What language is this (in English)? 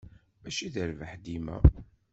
Kabyle